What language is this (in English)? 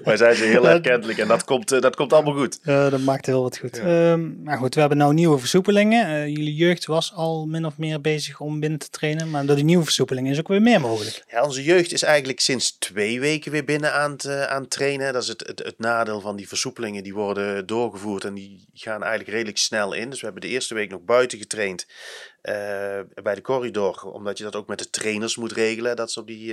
Dutch